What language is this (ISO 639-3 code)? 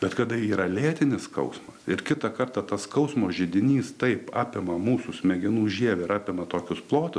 lit